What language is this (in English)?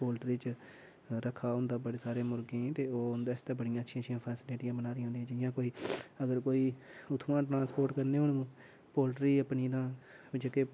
Dogri